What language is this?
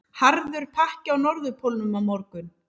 Icelandic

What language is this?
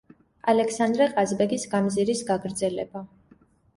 Georgian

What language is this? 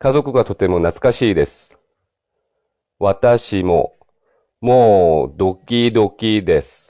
Japanese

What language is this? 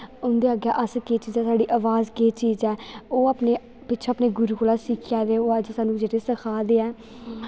Dogri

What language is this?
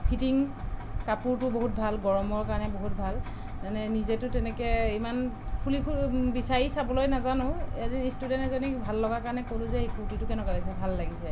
Assamese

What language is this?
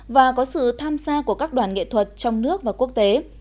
Vietnamese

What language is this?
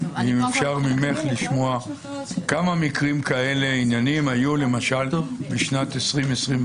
Hebrew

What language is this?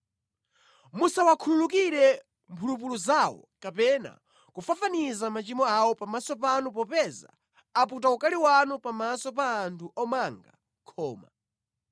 Nyanja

